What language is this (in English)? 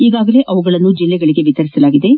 Kannada